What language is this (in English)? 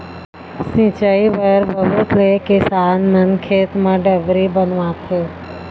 Chhattisgarhi